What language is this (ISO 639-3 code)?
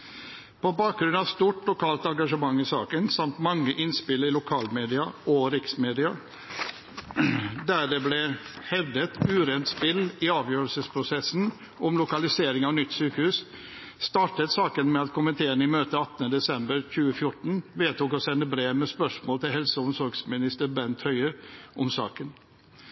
nob